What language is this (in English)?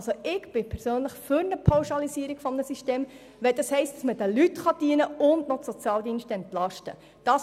Swiss German